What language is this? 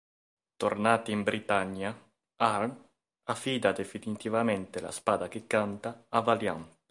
Italian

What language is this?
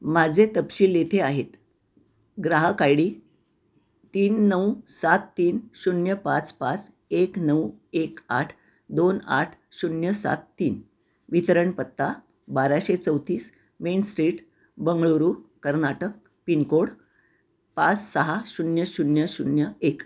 Marathi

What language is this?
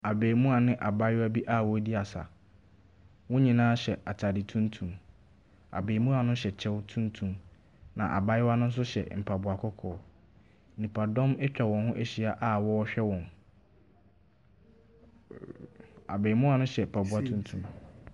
Akan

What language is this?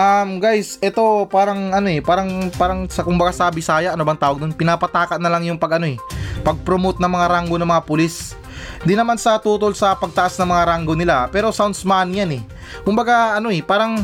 Filipino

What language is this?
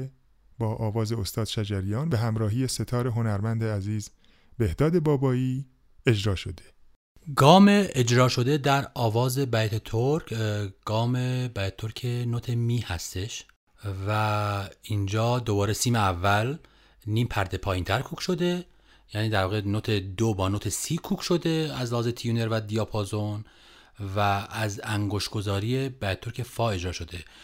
Persian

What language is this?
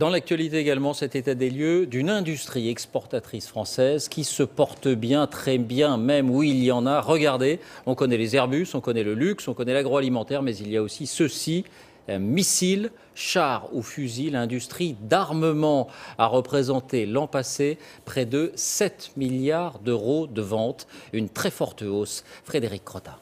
French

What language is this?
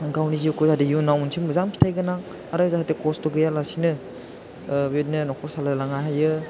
Bodo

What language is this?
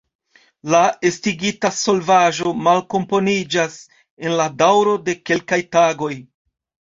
Esperanto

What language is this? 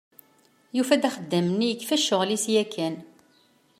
Kabyle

